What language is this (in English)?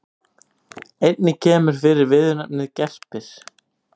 Icelandic